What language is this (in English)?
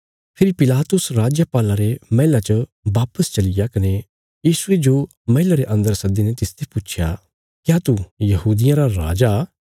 Bilaspuri